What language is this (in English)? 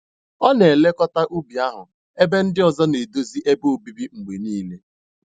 Igbo